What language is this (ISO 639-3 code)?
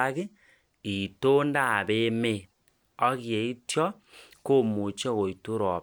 kln